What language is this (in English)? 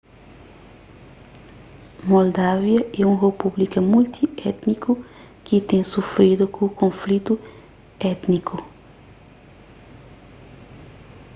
Kabuverdianu